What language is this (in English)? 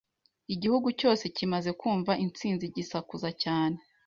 Kinyarwanda